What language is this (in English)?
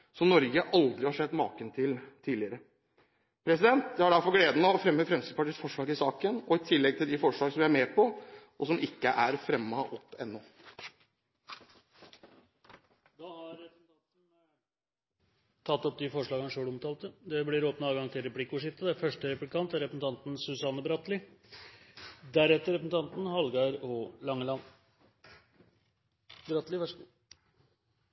Norwegian Bokmål